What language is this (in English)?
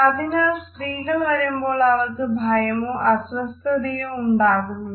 Malayalam